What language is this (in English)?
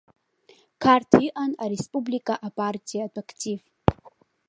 Abkhazian